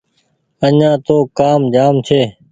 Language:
Goaria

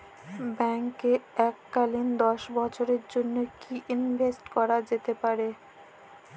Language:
Bangla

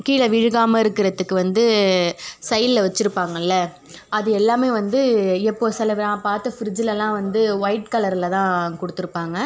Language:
Tamil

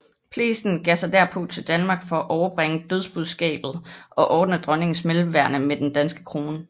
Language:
Danish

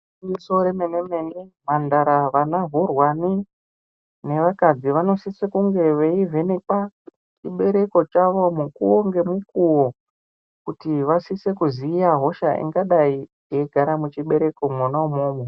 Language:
Ndau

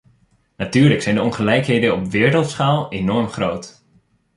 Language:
Dutch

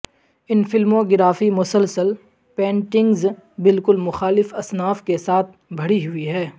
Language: Urdu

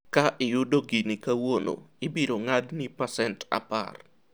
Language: Luo (Kenya and Tanzania)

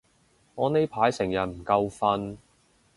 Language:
Cantonese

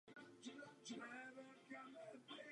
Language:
Czech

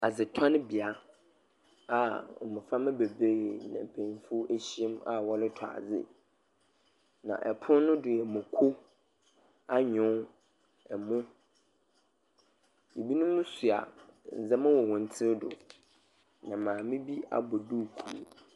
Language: Akan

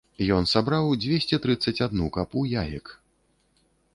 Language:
Belarusian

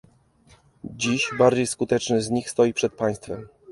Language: Polish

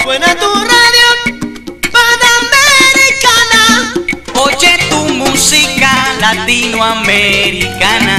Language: Spanish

